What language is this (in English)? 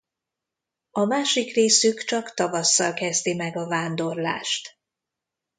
Hungarian